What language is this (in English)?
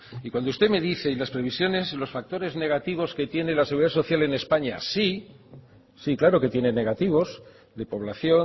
Spanish